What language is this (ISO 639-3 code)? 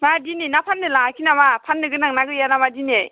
brx